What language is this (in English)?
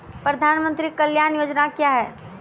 Maithili